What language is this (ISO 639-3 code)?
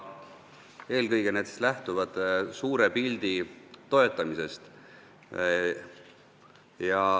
est